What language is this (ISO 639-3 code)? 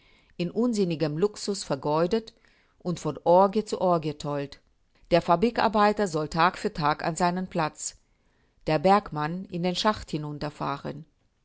deu